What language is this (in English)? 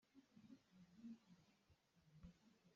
Hakha Chin